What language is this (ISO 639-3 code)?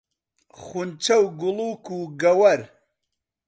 ckb